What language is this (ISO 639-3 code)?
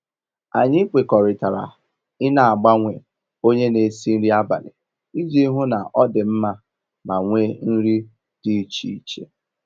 ibo